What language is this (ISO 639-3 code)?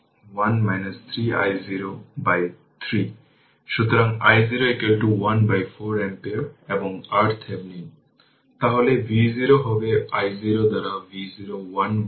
ben